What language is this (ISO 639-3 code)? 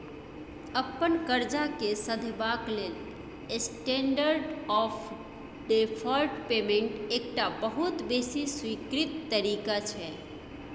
mai